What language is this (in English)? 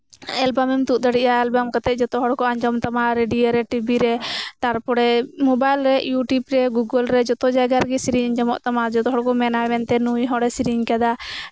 Santali